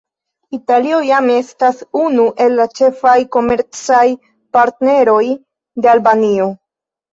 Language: Esperanto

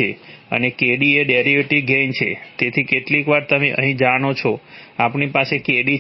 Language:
Gujarati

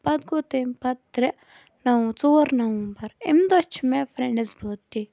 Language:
Kashmiri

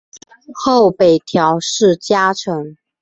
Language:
Chinese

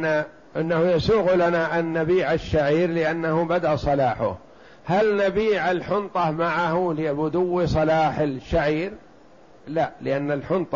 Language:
Arabic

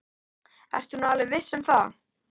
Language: Icelandic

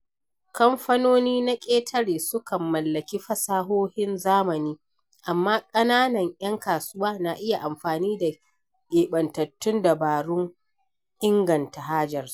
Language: Hausa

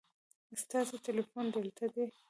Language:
Pashto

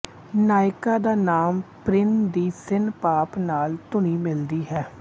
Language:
Punjabi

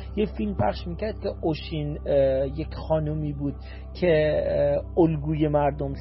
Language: Persian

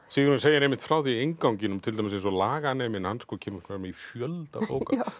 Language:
Icelandic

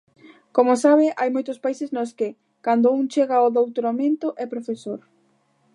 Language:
Galician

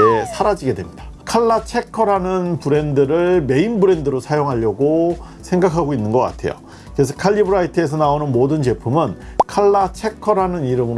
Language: Korean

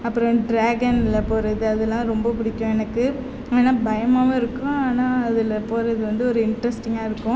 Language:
Tamil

